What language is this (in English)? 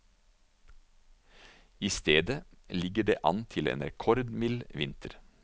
Norwegian